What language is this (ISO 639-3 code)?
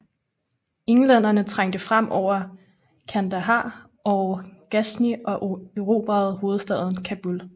dan